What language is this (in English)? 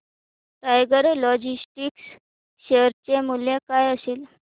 Marathi